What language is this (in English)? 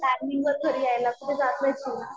Marathi